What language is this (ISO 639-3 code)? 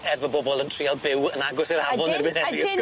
cym